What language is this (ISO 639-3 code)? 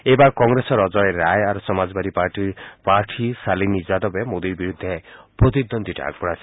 asm